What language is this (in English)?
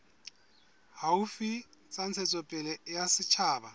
Southern Sotho